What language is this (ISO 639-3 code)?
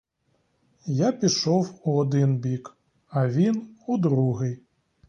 ukr